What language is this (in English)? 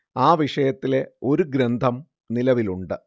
Malayalam